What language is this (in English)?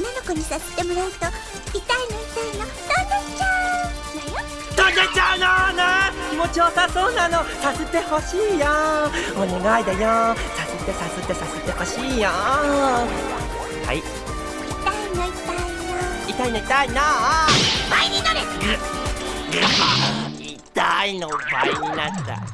Japanese